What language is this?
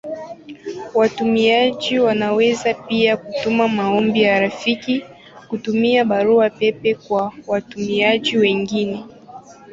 Swahili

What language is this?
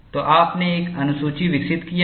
Hindi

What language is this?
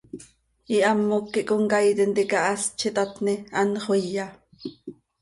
Seri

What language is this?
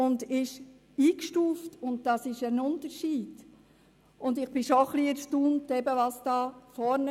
Swiss German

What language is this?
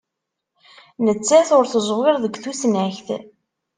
Kabyle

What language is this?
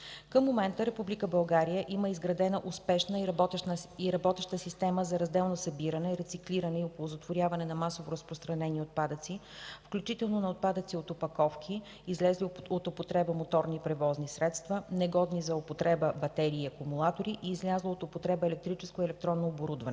Bulgarian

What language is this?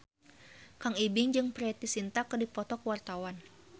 Sundanese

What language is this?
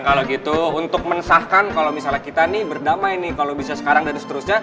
Indonesian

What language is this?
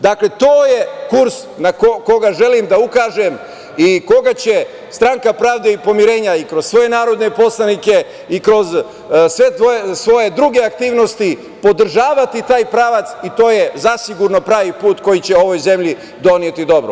Serbian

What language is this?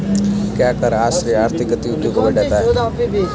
Hindi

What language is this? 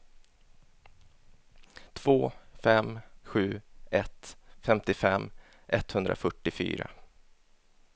Swedish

